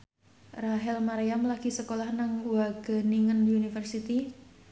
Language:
Javanese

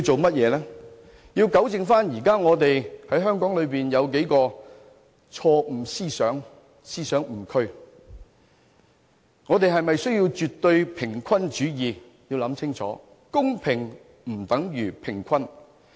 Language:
Cantonese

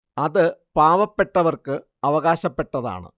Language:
Malayalam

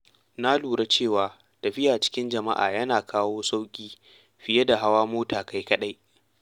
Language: Hausa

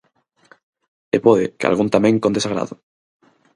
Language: Galician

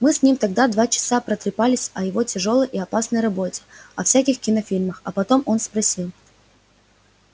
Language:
Russian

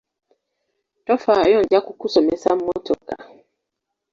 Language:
Ganda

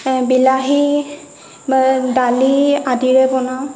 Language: Assamese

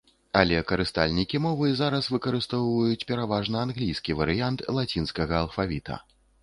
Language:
Belarusian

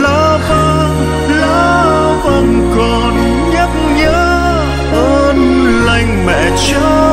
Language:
Vietnamese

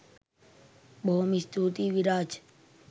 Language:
Sinhala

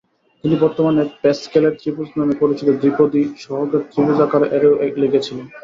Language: Bangla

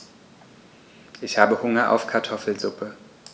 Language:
German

